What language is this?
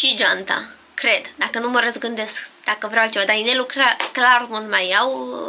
Romanian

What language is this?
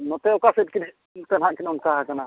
Santali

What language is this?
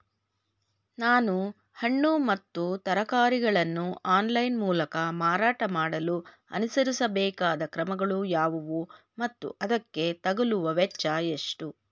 Kannada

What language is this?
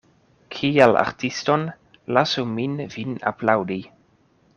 Esperanto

